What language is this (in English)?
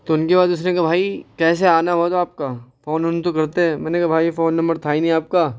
Urdu